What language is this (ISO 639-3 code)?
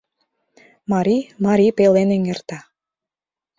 chm